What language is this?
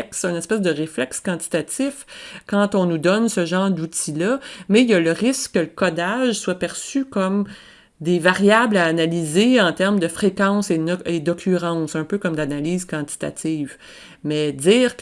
French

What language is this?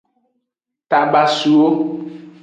Aja (Benin)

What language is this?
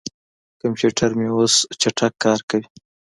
Pashto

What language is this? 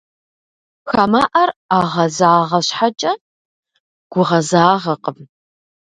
Kabardian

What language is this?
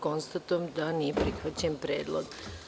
Serbian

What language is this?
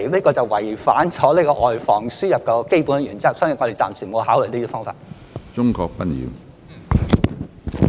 Cantonese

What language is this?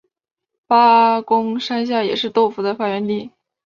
Chinese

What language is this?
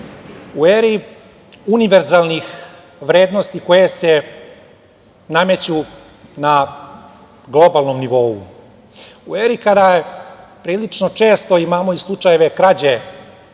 Serbian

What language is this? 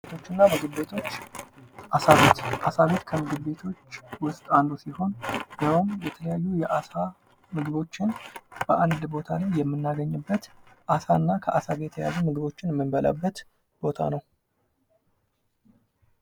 Amharic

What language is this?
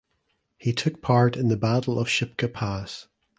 English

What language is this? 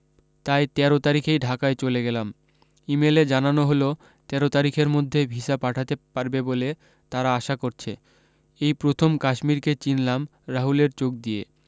Bangla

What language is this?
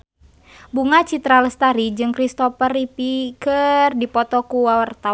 Sundanese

